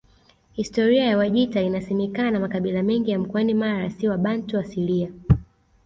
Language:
Swahili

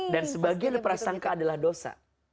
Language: Indonesian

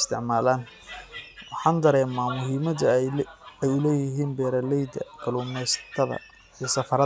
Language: Somali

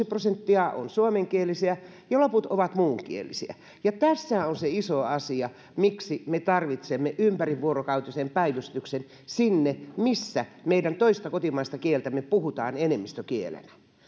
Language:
Finnish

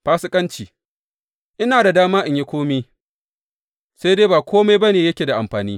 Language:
Hausa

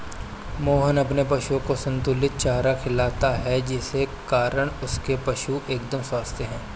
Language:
Hindi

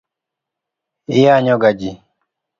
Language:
Luo (Kenya and Tanzania)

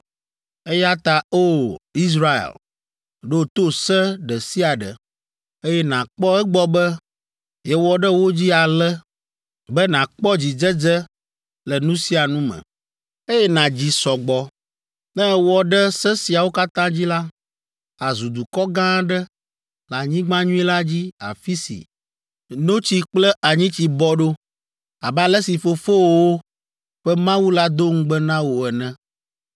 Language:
Ewe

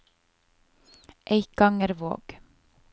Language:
Norwegian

